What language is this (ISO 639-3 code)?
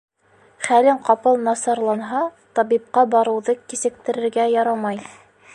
bak